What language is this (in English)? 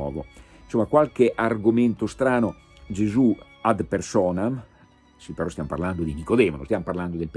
Italian